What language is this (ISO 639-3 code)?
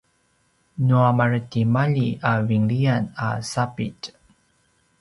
pwn